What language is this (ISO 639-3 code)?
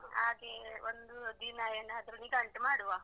kan